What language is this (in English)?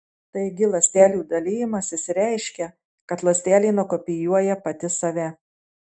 Lithuanian